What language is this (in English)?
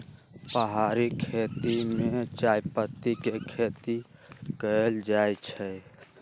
Magahi